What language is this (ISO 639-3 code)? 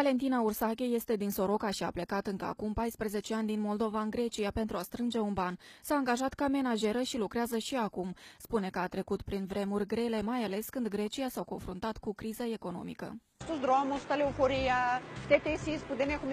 ron